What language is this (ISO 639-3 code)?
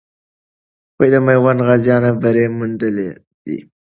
pus